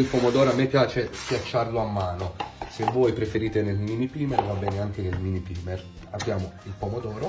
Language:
Italian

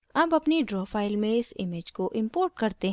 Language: Hindi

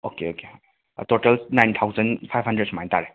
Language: Manipuri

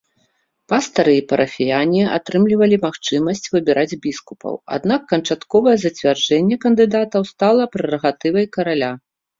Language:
Belarusian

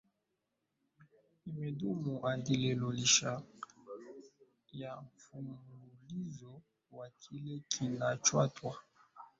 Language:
Swahili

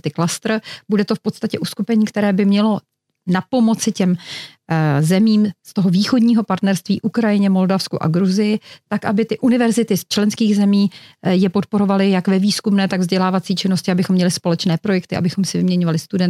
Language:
Czech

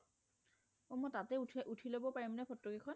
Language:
Assamese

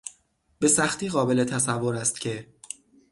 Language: Persian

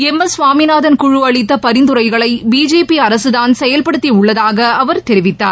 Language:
Tamil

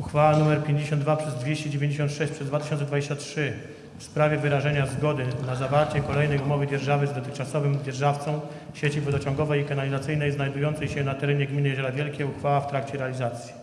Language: Polish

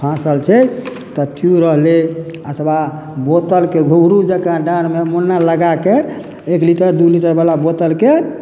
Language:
Maithili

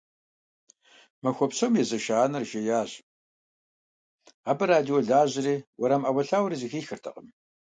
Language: Kabardian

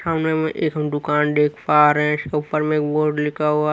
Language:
Hindi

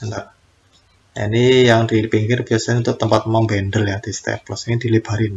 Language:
Indonesian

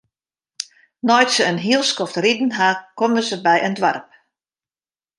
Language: Western Frisian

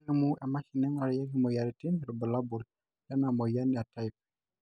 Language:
Masai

